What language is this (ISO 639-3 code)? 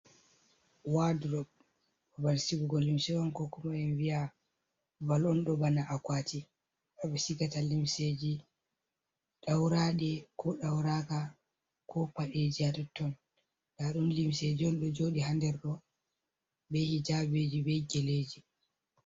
ful